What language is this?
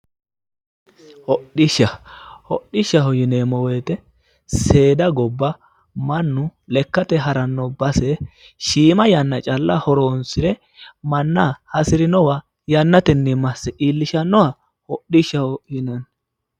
Sidamo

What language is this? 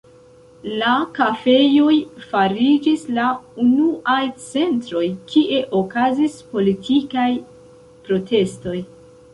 Esperanto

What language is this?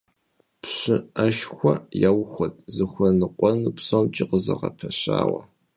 Kabardian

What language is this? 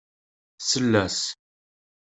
Kabyle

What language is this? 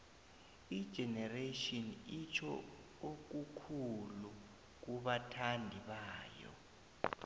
South Ndebele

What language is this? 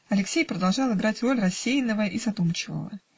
Russian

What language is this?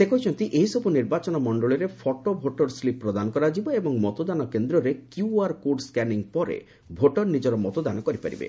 Odia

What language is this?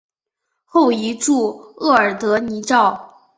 Chinese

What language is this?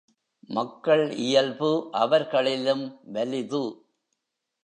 Tamil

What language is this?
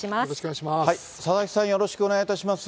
Japanese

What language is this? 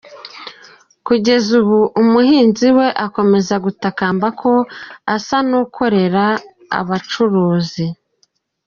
Kinyarwanda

